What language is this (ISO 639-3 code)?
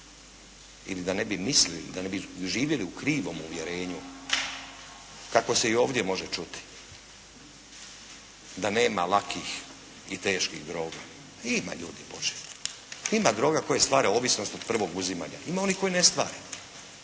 hrv